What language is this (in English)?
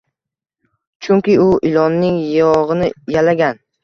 Uzbek